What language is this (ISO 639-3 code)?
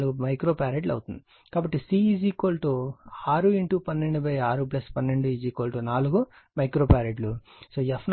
tel